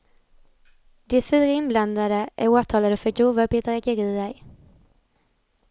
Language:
Swedish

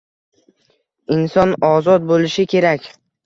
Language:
Uzbek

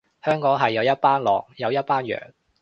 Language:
Cantonese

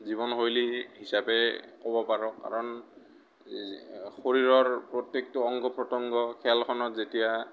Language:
Assamese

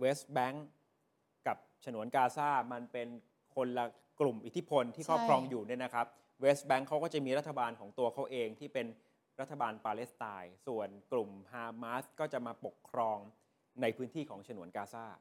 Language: Thai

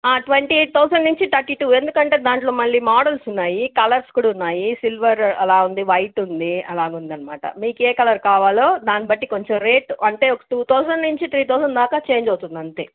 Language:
Telugu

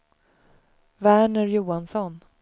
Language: Swedish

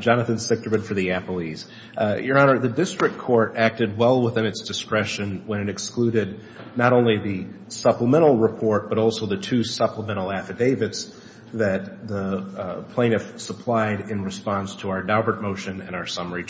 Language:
English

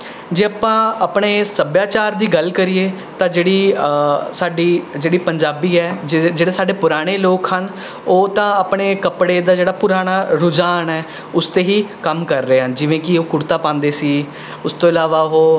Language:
Punjabi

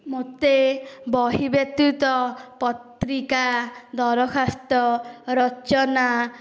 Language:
Odia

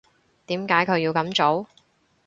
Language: Cantonese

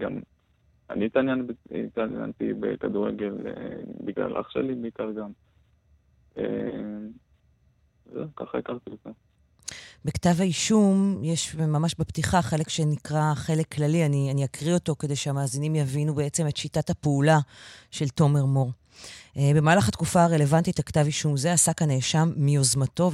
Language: Hebrew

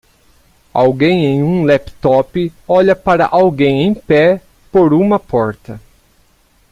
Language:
Portuguese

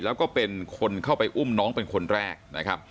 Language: Thai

